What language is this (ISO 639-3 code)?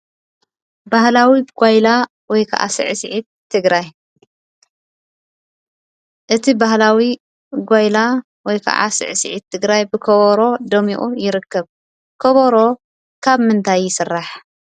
tir